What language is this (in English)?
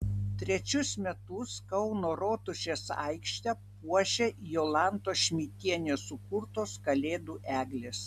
Lithuanian